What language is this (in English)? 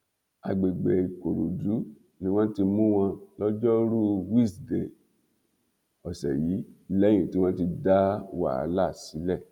Yoruba